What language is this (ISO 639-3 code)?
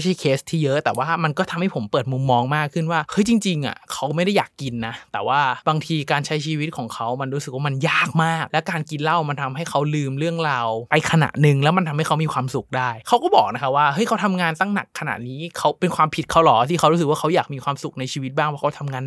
tha